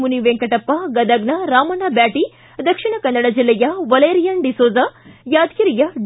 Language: Kannada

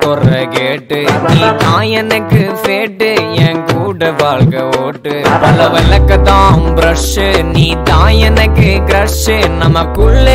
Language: Kannada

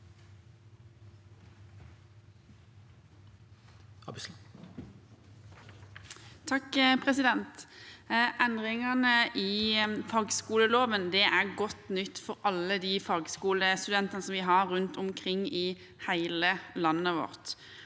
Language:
Norwegian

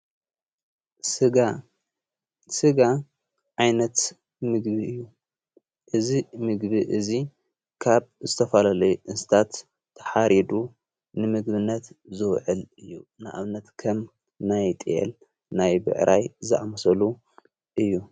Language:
Tigrinya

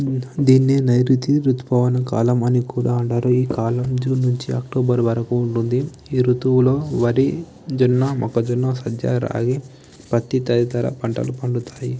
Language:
Telugu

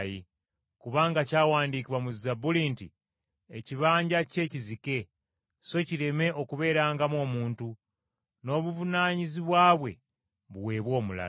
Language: Ganda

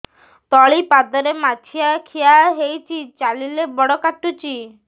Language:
Odia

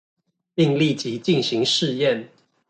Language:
Chinese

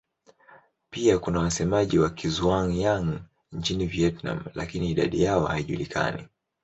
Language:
Swahili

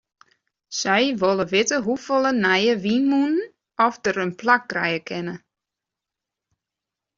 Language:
Western Frisian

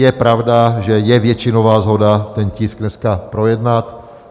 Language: Czech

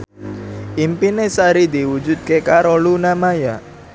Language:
Javanese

